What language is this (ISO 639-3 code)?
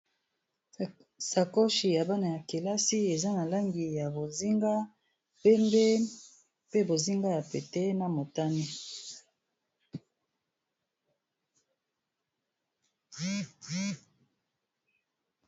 lin